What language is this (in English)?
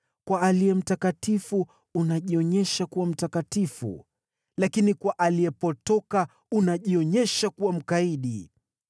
Swahili